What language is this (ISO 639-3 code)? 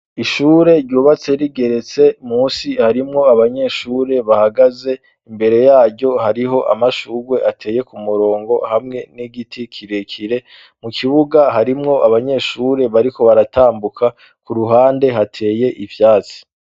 run